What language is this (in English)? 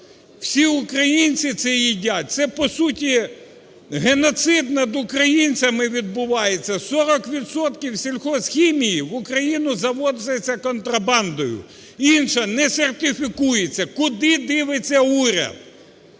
Ukrainian